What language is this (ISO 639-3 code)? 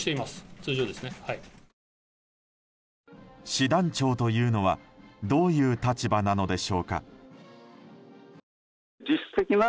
jpn